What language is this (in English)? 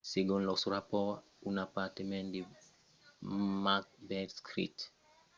Occitan